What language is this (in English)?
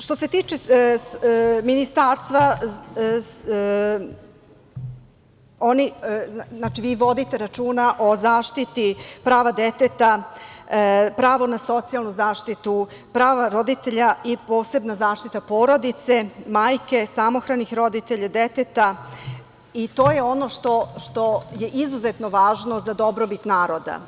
Serbian